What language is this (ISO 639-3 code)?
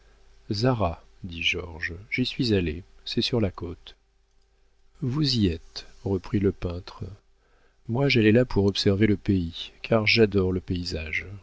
fra